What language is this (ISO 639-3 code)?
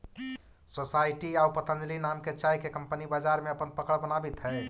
mag